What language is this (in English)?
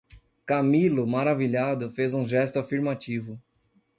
Portuguese